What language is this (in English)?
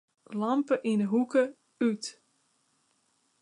Western Frisian